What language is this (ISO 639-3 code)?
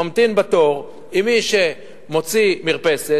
heb